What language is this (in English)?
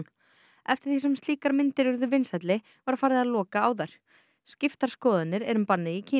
Icelandic